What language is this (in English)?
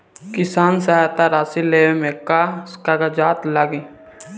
Bhojpuri